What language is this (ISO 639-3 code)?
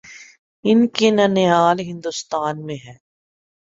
urd